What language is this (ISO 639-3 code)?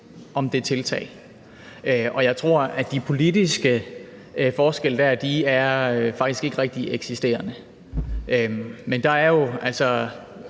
dan